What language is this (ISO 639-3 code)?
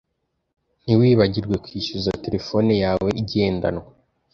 kin